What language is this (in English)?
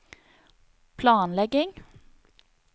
Norwegian